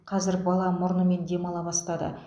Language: Kazakh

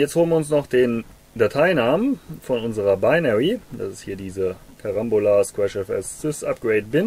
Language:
German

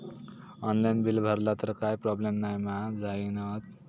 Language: Marathi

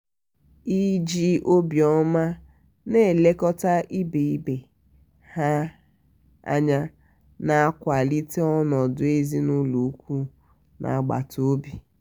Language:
Igbo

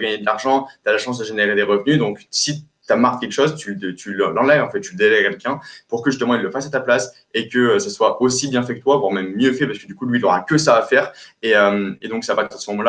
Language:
French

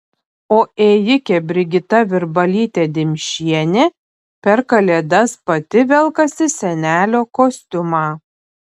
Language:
Lithuanian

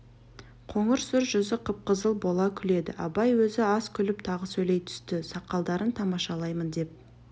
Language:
Kazakh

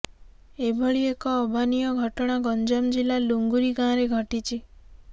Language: Odia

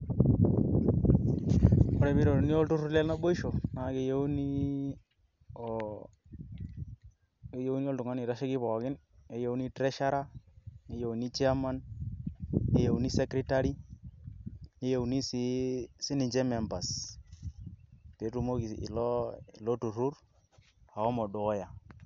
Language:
Masai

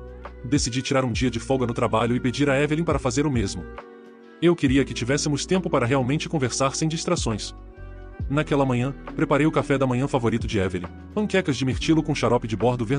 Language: Portuguese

